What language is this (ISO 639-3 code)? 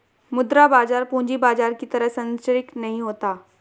hin